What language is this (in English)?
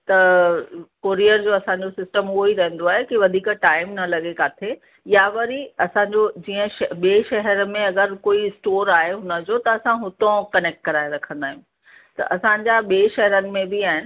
Sindhi